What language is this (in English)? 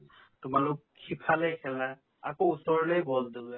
Assamese